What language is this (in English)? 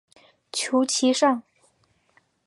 Chinese